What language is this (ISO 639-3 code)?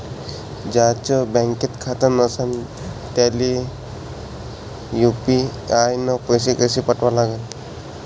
mar